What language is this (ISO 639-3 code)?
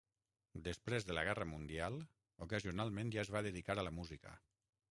cat